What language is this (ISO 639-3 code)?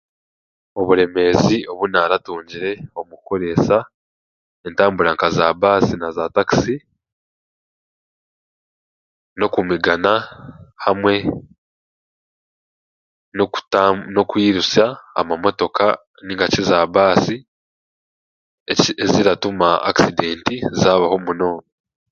cgg